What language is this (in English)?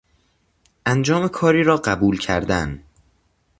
Persian